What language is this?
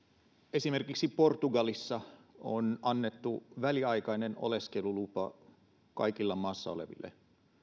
Finnish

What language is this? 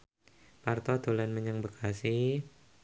Javanese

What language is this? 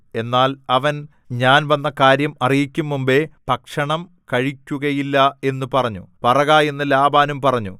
Malayalam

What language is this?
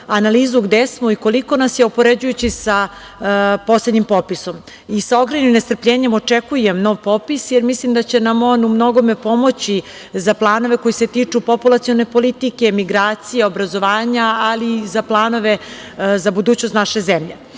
Serbian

